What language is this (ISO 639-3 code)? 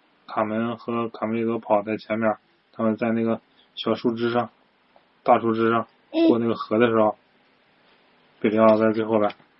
zho